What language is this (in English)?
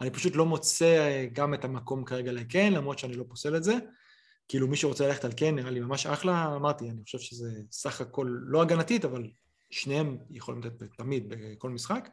Hebrew